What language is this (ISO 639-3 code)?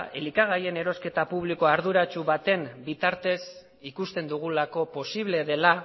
eus